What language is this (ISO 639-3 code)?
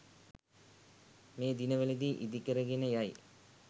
sin